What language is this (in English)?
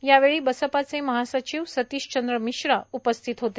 Marathi